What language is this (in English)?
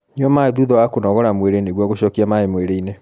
Kikuyu